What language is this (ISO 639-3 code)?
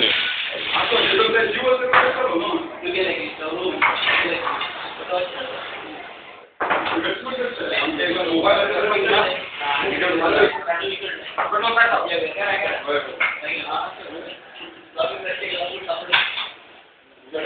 ell